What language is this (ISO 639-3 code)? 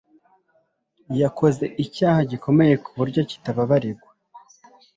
kin